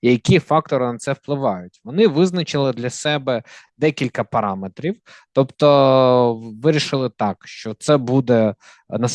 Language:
Ukrainian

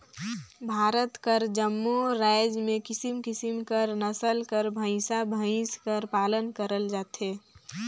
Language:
Chhattisgarhi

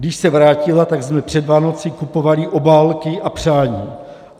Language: Czech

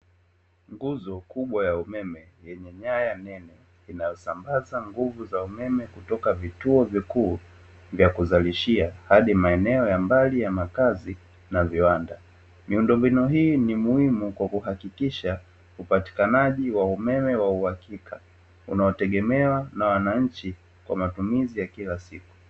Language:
Swahili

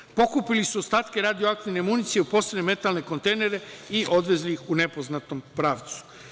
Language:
Serbian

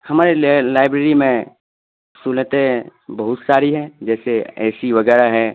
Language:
Urdu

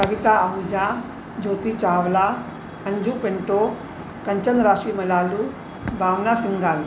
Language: Sindhi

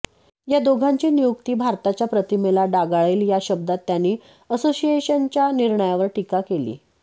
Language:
Marathi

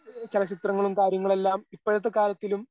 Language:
Malayalam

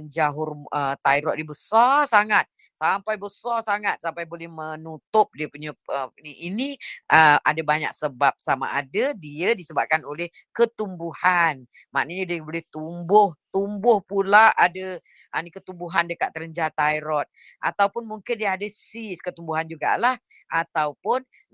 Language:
Malay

